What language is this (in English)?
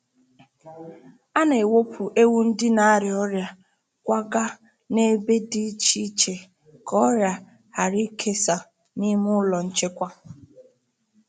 Igbo